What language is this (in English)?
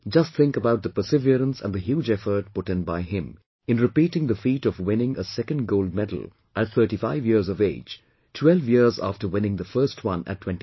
English